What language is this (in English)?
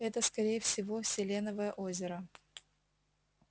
Russian